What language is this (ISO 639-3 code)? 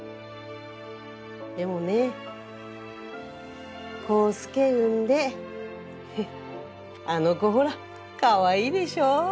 jpn